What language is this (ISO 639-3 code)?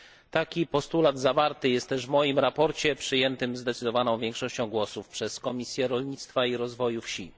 pol